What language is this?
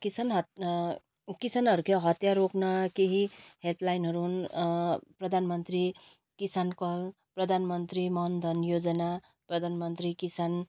Nepali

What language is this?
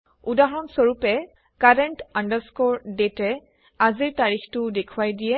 Assamese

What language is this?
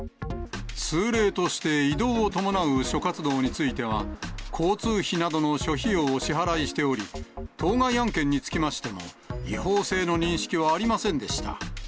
Japanese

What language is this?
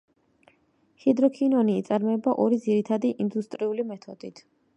Georgian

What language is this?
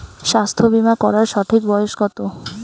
Bangla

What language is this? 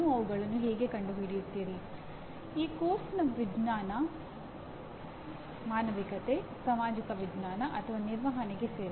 Kannada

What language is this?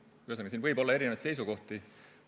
Estonian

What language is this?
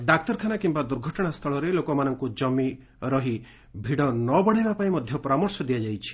Odia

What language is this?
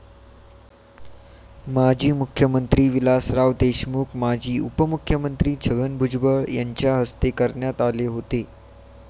Marathi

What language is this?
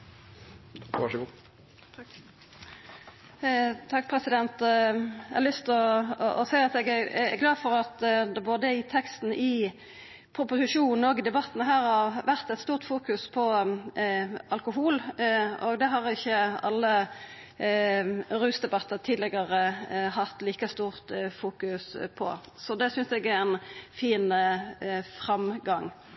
Norwegian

